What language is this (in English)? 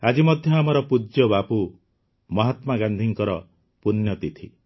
Odia